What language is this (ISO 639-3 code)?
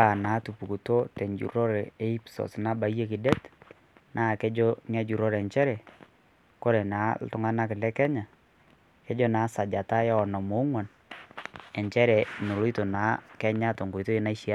mas